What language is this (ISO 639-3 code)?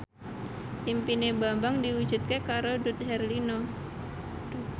jav